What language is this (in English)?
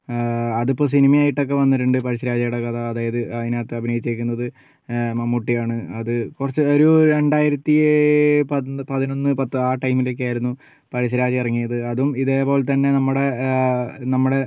Malayalam